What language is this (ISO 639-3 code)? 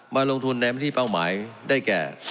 tha